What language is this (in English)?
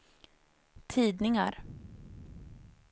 Swedish